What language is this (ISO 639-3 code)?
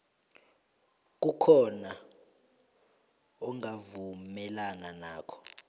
nbl